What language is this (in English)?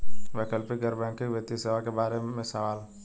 Bhojpuri